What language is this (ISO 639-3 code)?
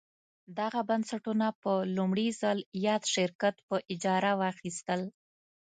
pus